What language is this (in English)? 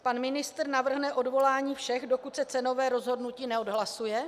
Czech